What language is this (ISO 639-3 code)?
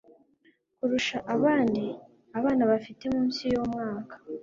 kin